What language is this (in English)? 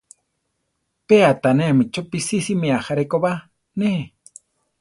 Central Tarahumara